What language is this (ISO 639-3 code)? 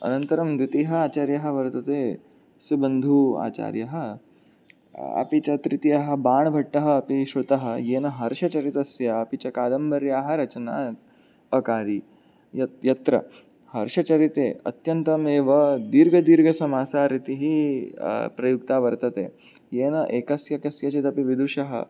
san